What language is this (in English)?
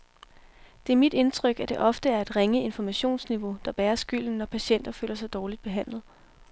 Danish